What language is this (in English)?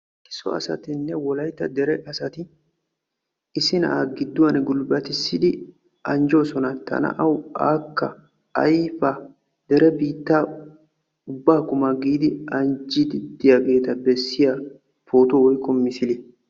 Wolaytta